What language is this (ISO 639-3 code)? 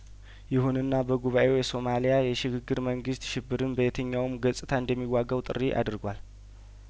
amh